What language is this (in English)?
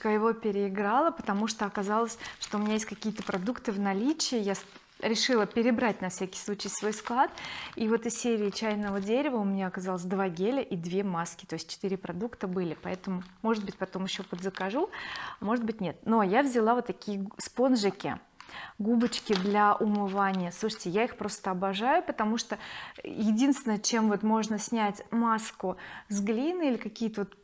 Russian